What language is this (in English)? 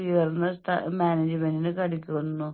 Malayalam